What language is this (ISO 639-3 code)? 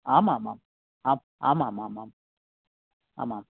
san